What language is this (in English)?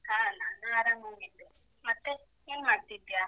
Kannada